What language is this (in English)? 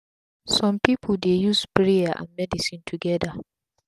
Nigerian Pidgin